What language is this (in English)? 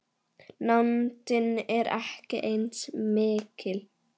Icelandic